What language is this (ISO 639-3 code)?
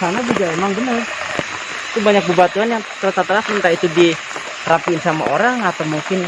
ind